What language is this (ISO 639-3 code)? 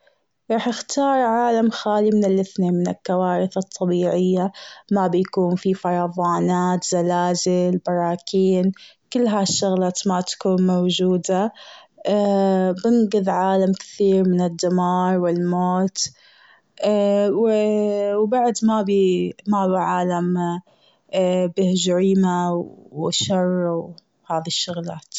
afb